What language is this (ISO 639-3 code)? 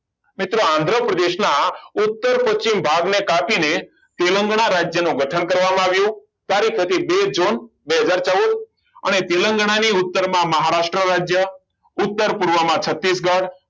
guj